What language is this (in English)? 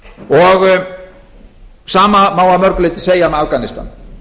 Icelandic